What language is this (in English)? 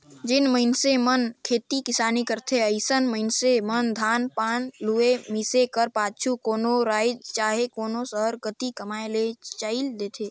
Chhattisgarhi